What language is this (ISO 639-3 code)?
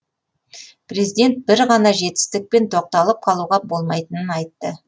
kaz